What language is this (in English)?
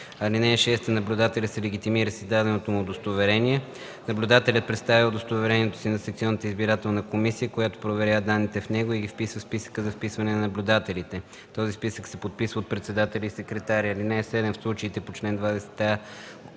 Bulgarian